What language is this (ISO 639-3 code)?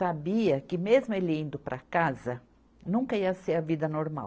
por